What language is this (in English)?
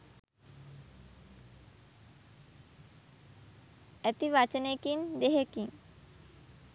Sinhala